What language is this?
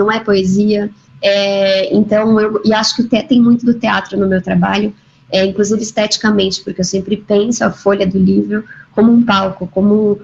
Portuguese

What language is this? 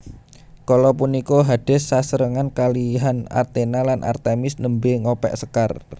Javanese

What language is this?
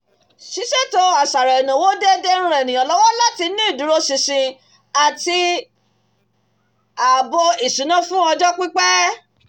Yoruba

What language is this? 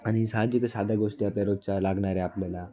Marathi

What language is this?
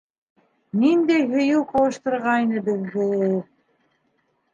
Bashkir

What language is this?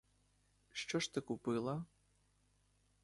Ukrainian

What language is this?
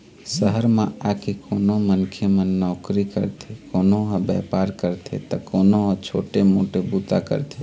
Chhattisgarhi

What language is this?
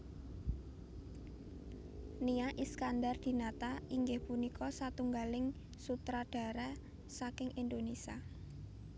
Javanese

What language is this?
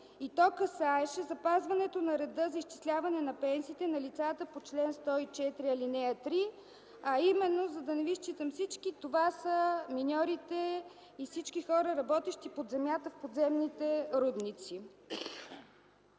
Bulgarian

